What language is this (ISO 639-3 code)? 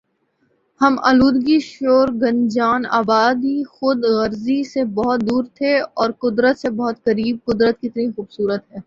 urd